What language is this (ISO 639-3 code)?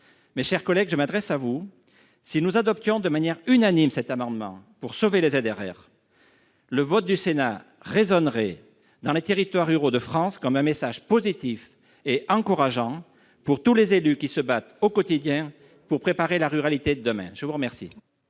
fra